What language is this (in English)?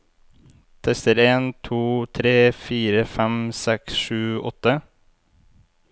Norwegian